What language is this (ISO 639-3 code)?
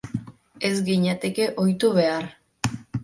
eus